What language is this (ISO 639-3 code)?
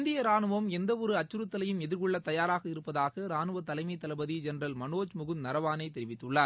tam